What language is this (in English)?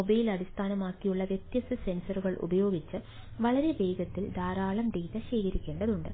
Malayalam